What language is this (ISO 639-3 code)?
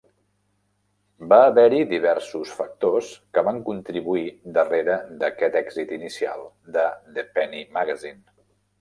cat